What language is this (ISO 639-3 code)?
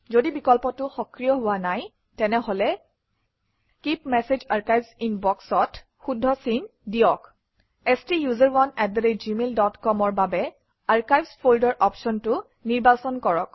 asm